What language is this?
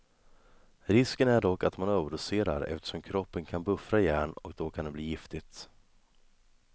Swedish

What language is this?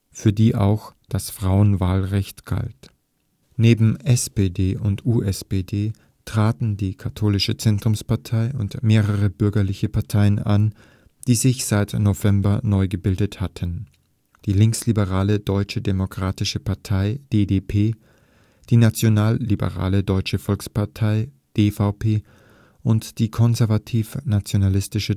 German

